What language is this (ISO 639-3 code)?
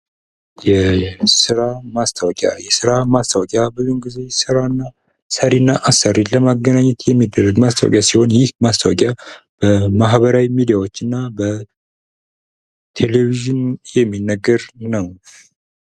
amh